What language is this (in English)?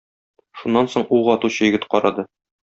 Tatar